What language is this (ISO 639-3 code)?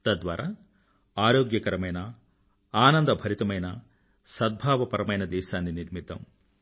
tel